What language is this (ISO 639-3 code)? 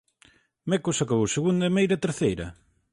glg